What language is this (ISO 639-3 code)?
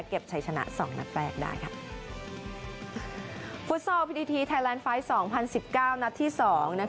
tha